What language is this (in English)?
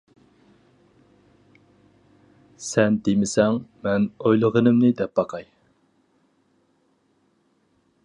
Uyghur